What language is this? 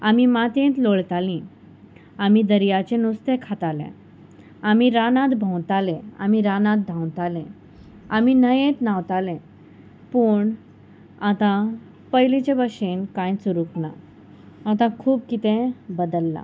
Konkani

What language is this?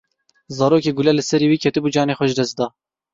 Kurdish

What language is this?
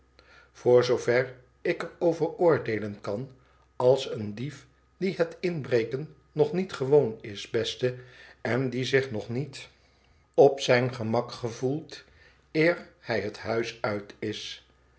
Dutch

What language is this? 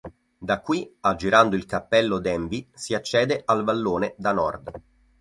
Italian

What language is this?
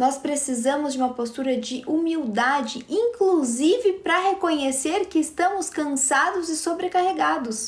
Portuguese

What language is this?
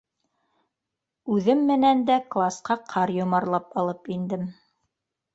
Bashkir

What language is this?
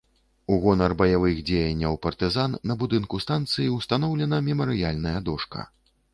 Belarusian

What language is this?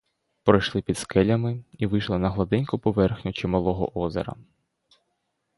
Ukrainian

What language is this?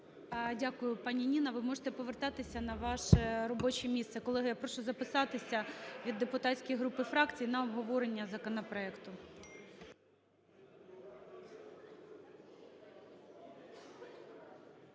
Ukrainian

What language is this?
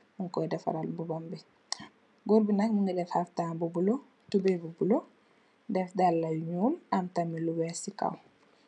Wolof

